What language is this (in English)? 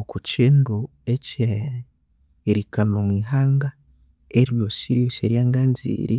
Konzo